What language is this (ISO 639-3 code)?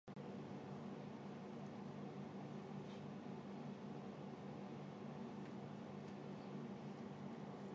zho